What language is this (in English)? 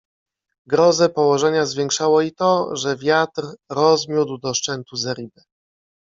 Polish